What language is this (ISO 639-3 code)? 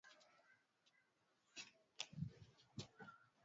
swa